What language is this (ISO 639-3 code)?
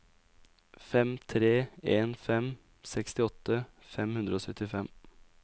nor